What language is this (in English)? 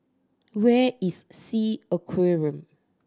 English